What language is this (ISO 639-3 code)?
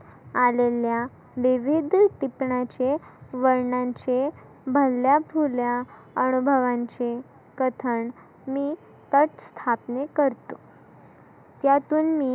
mar